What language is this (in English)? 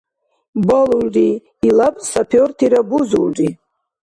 Dargwa